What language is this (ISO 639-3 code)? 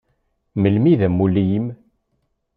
kab